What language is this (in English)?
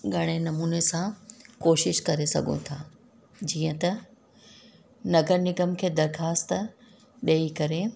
Sindhi